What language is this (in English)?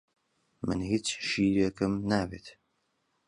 Central Kurdish